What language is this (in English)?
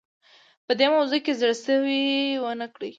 Pashto